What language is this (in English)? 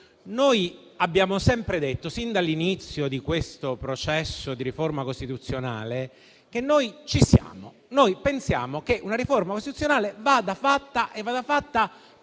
Italian